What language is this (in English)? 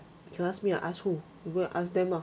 English